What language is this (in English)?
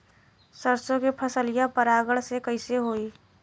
Bhojpuri